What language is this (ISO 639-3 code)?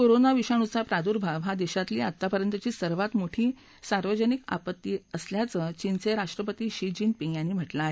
mar